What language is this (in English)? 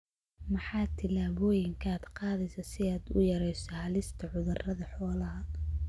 Somali